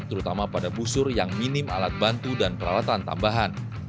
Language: Indonesian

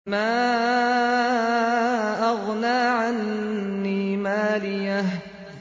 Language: Arabic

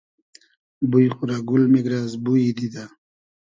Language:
Hazaragi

